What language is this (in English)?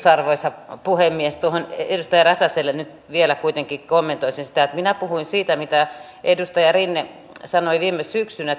Finnish